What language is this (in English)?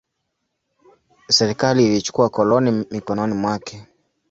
Swahili